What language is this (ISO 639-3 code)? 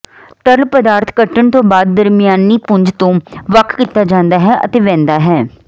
pan